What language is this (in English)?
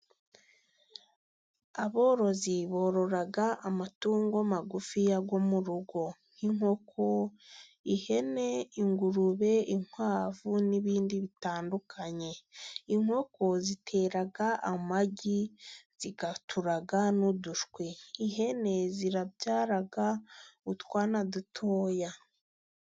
Kinyarwanda